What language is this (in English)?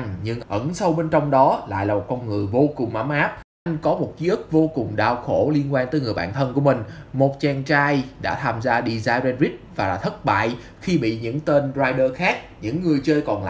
Vietnamese